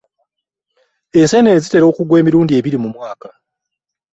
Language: Ganda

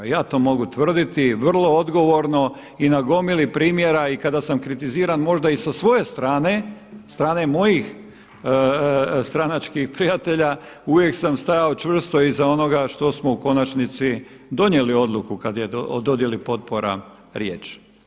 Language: Croatian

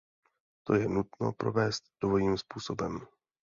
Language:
Czech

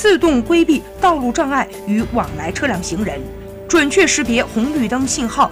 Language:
Chinese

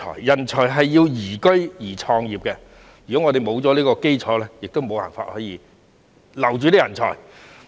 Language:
Cantonese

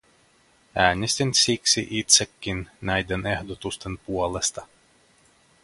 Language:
Finnish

